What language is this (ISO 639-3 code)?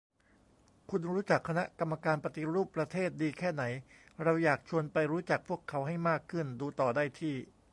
tha